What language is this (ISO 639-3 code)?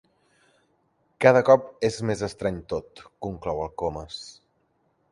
cat